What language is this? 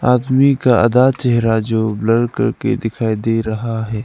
Hindi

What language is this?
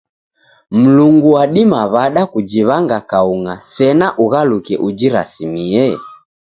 Taita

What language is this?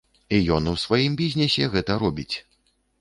Belarusian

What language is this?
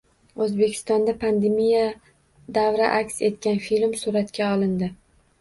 Uzbek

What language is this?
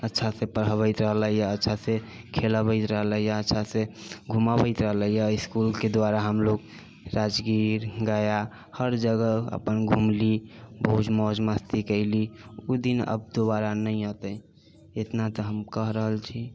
Maithili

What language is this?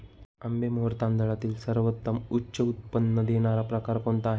Marathi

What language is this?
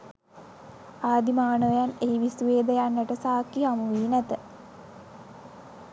Sinhala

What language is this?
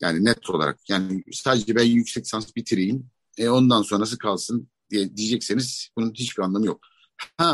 Turkish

